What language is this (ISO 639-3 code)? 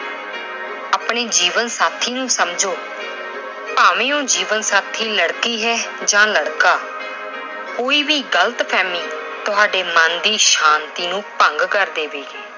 pan